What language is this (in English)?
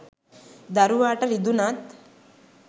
Sinhala